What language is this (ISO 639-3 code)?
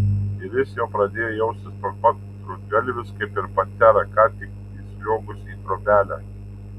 lit